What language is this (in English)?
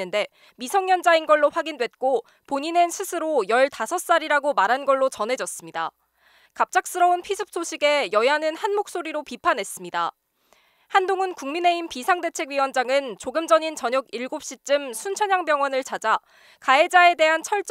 Korean